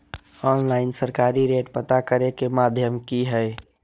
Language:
Magahi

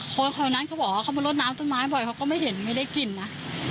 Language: Thai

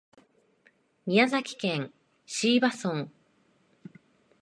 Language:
Japanese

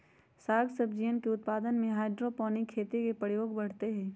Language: Magahi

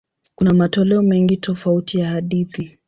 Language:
Swahili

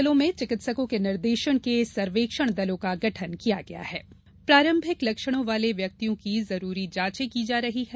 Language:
Hindi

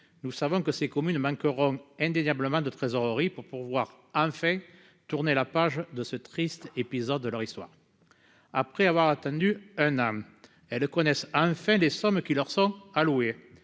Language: French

